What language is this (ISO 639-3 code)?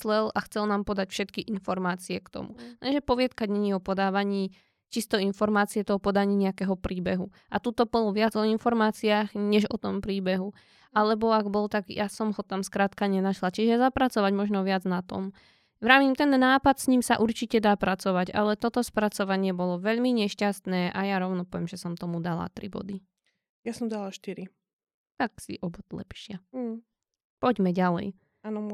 slk